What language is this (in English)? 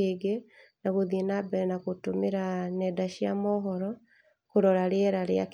Kikuyu